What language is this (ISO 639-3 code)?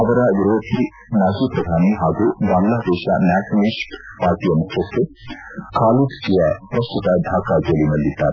kan